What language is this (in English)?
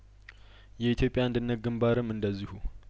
Amharic